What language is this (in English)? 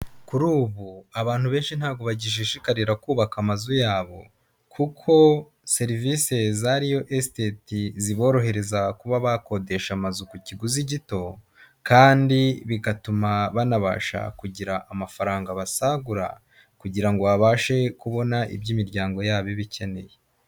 Kinyarwanda